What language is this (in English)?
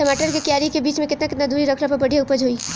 Bhojpuri